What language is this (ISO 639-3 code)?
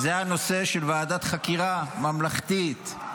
heb